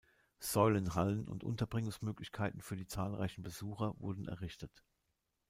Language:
German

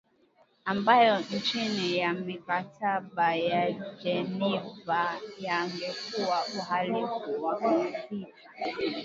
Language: Swahili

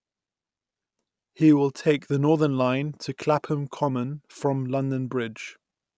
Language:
English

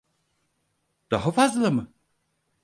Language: Turkish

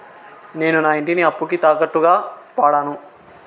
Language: Telugu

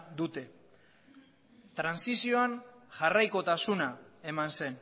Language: Basque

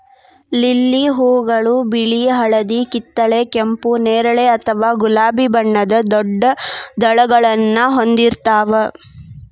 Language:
Kannada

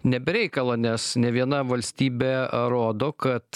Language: Lithuanian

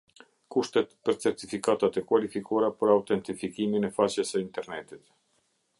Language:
Albanian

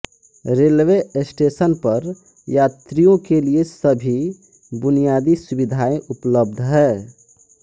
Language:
Hindi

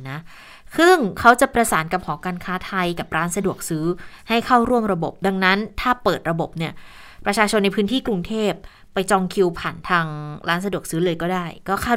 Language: Thai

